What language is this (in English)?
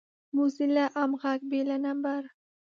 Pashto